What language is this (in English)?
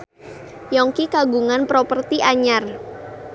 Sundanese